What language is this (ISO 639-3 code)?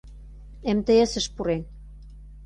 chm